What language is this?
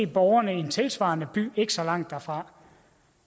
Danish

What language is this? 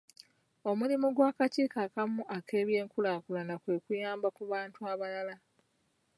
Ganda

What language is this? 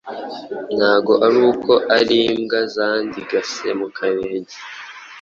Kinyarwanda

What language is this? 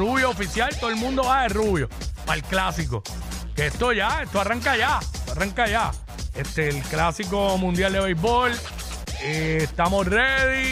Spanish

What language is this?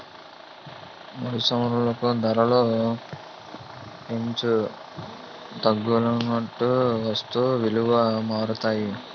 Telugu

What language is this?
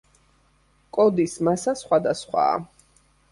Georgian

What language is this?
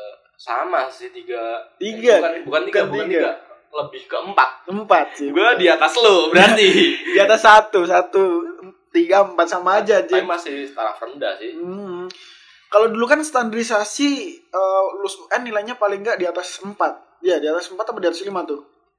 Indonesian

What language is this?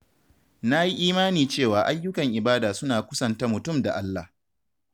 Hausa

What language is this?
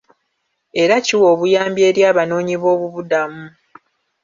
Ganda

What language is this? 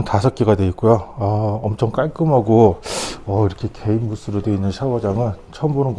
Korean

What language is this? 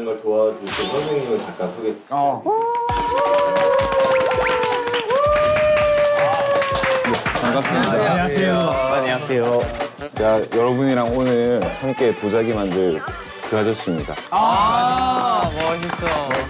Korean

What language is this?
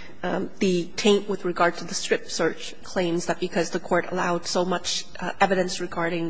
English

